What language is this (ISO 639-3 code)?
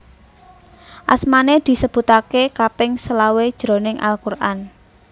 jav